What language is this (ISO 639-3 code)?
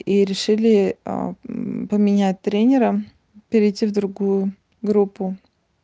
rus